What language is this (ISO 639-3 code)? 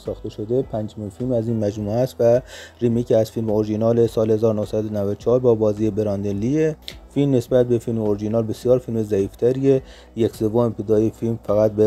fas